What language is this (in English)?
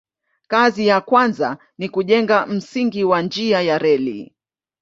Swahili